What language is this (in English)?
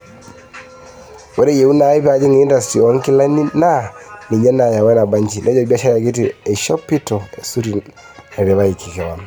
Masai